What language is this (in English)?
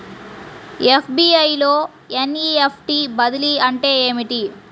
Telugu